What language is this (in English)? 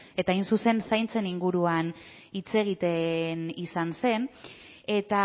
Basque